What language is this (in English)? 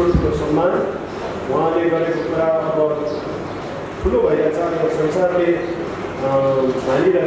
Indonesian